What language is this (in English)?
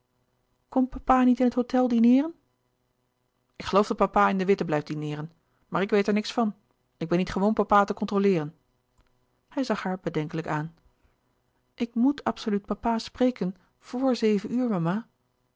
Dutch